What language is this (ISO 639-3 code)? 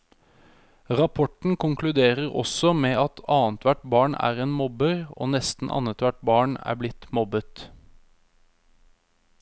nor